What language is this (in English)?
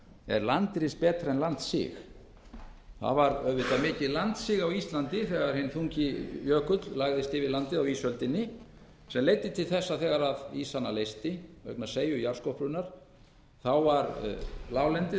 Icelandic